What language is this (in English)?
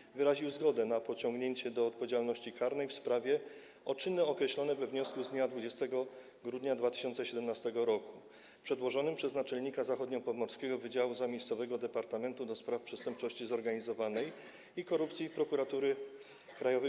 Polish